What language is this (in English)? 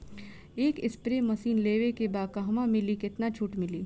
Bhojpuri